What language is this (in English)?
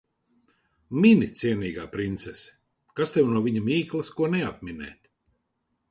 Latvian